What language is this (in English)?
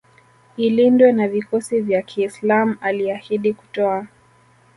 Swahili